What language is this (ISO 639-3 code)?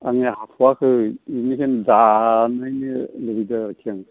brx